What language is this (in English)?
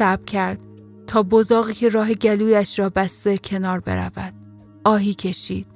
Persian